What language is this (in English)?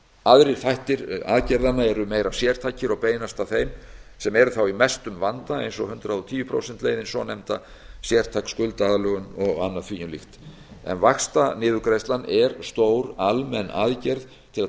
Icelandic